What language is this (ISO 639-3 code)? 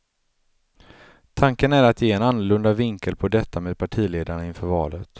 swe